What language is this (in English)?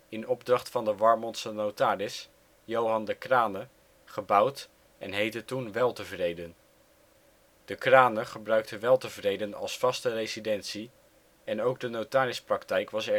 Dutch